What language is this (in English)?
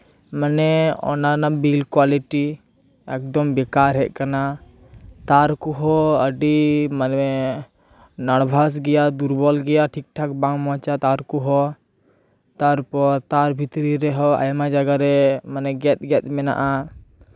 Santali